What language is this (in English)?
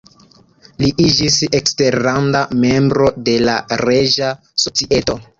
Esperanto